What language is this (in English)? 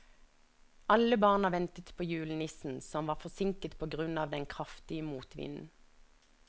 Norwegian